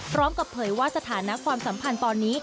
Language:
Thai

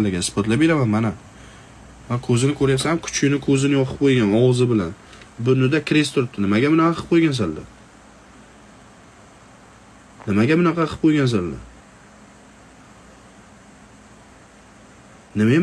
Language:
Turkish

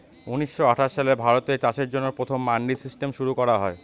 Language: Bangla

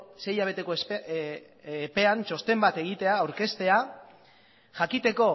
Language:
Basque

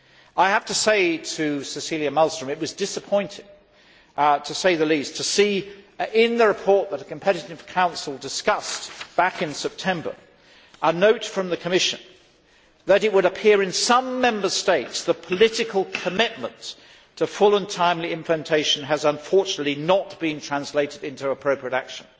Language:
English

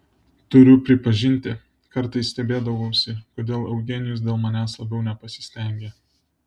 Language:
Lithuanian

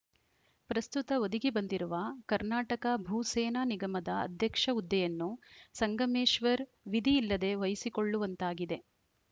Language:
Kannada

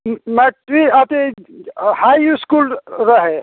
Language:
Maithili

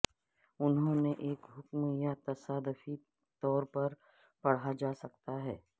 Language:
Urdu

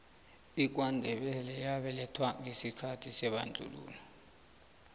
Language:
South Ndebele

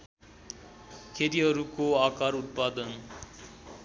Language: Nepali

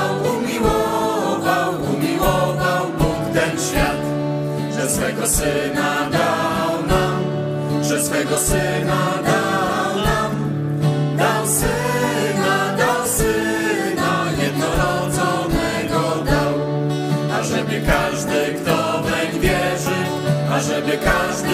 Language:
Polish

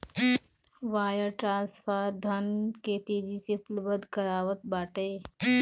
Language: Bhojpuri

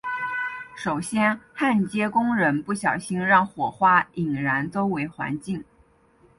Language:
Chinese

